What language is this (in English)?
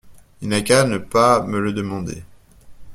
French